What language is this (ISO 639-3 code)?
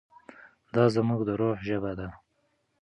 pus